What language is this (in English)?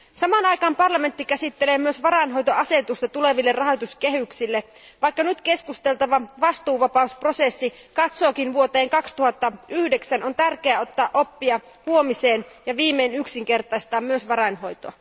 Finnish